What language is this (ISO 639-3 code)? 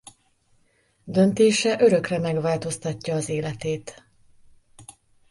hun